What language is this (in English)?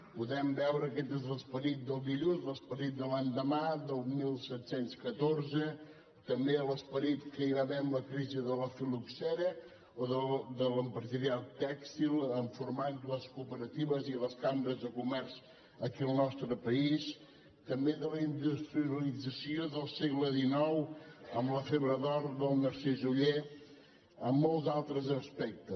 Catalan